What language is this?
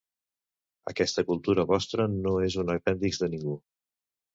Catalan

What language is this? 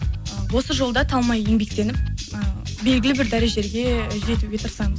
Kazakh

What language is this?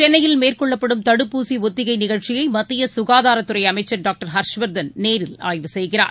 Tamil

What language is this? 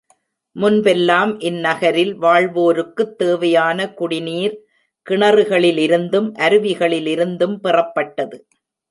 Tamil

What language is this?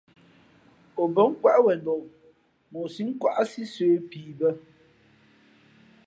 Fe'fe'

